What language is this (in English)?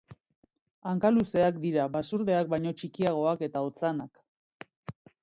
Basque